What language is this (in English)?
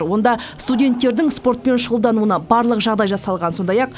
Kazakh